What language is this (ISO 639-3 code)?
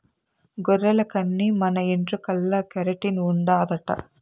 tel